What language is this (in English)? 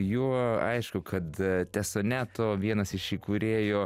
Lithuanian